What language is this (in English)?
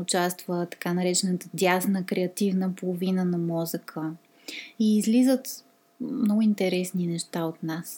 Bulgarian